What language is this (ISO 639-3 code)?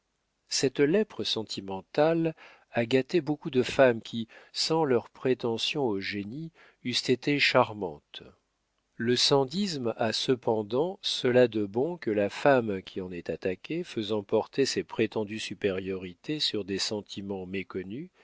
fra